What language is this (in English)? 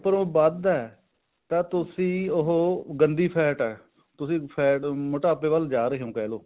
Punjabi